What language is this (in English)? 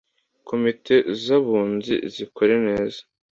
Kinyarwanda